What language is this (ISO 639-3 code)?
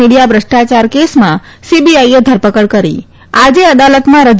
guj